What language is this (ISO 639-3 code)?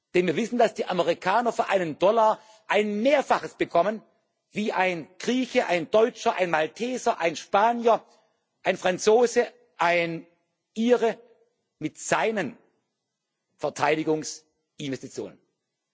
deu